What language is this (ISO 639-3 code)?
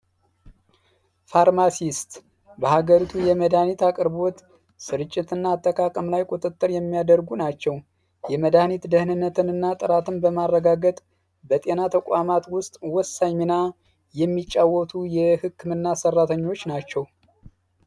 amh